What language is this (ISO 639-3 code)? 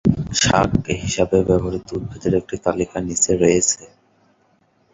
ben